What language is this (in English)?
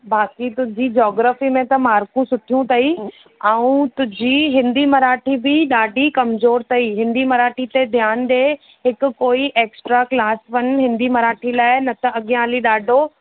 Sindhi